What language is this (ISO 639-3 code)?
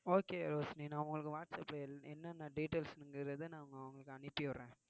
tam